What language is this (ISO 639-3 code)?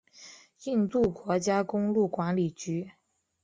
zho